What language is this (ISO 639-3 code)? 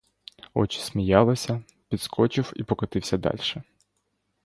ukr